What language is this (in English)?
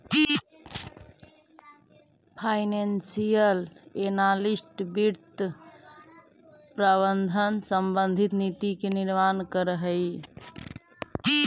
Magahi